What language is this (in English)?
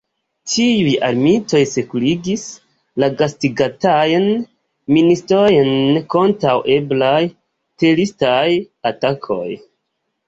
Esperanto